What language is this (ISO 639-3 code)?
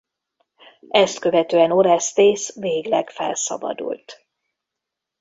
hun